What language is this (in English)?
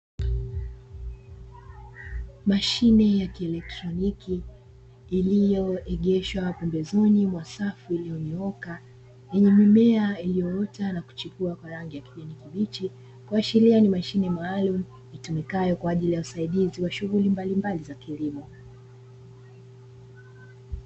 Swahili